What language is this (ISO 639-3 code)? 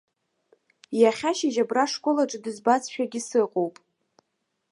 abk